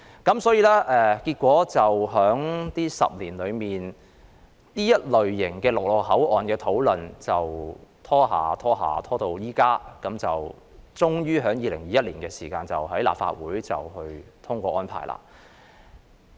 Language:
Cantonese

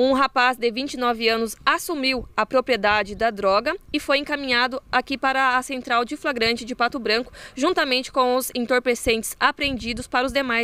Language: Portuguese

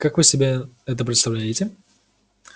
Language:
Russian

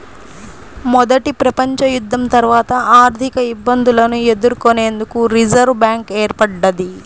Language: Telugu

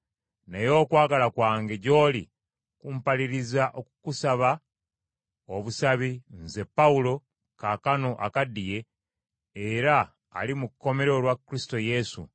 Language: Ganda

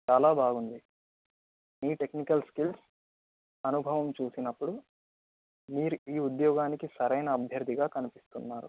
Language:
Telugu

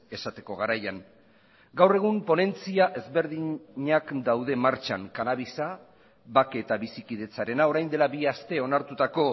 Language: Basque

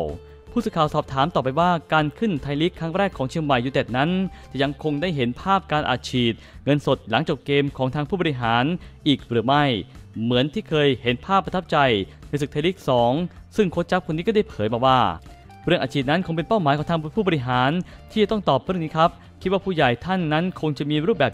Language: Thai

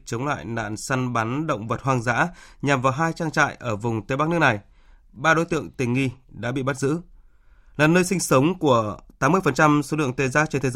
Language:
Vietnamese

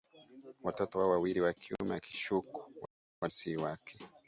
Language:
Swahili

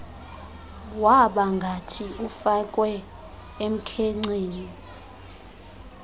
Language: Xhosa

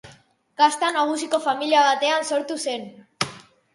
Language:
Basque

